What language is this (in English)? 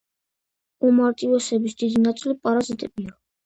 Georgian